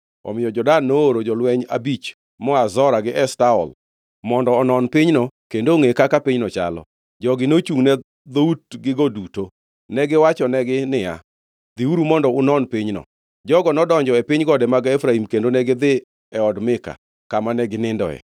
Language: Luo (Kenya and Tanzania)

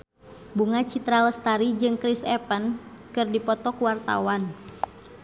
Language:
Sundanese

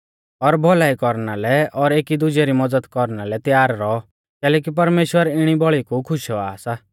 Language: Mahasu Pahari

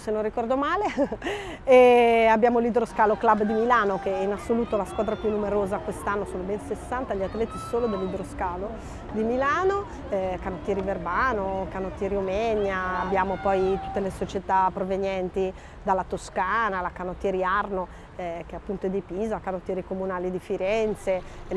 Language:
Italian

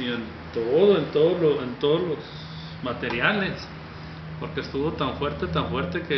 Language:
Spanish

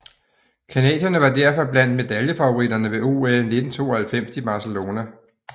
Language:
Danish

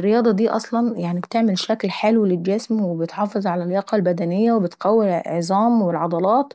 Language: Saidi Arabic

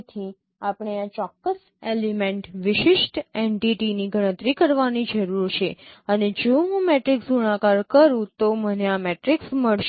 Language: Gujarati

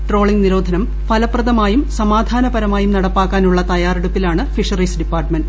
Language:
Malayalam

